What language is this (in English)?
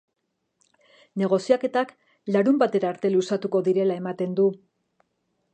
Basque